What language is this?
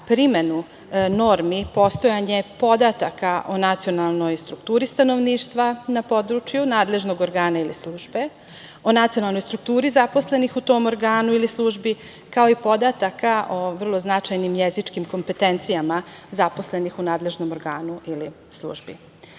Serbian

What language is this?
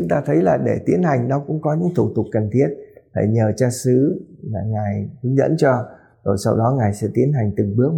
Vietnamese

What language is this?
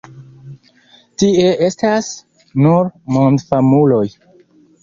Esperanto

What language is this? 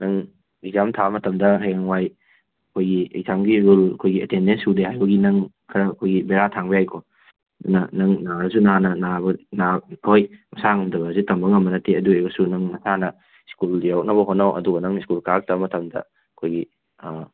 Manipuri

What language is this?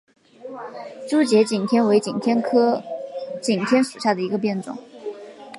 Chinese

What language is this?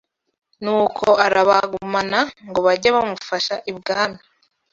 Kinyarwanda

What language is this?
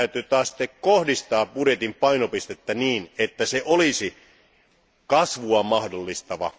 Finnish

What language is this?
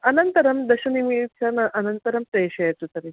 Sanskrit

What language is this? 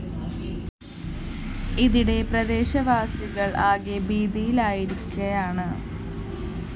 Malayalam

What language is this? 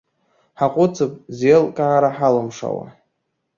Abkhazian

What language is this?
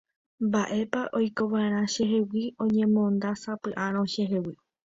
Guarani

